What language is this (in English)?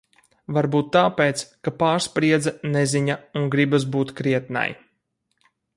Latvian